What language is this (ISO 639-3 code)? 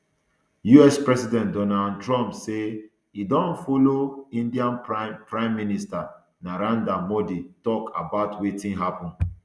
pcm